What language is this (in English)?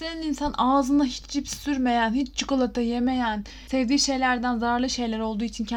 Turkish